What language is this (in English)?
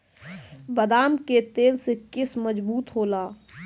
Bhojpuri